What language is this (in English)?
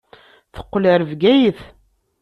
Kabyle